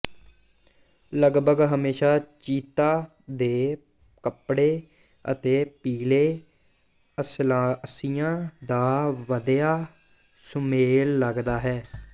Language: Punjabi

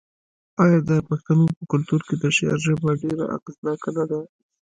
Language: Pashto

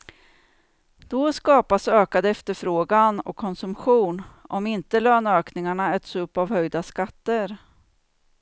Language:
Swedish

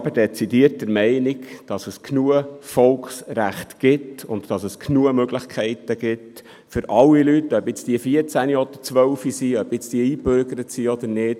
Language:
Swiss German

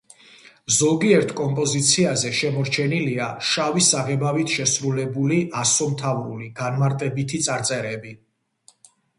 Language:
Georgian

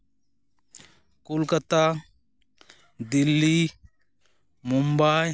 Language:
Santali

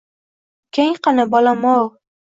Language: Uzbek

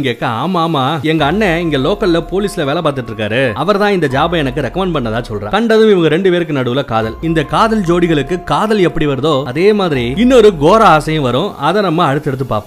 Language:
Tamil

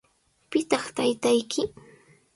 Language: Sihuas Ancash Quechua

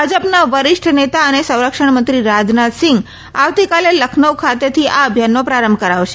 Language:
Gujarati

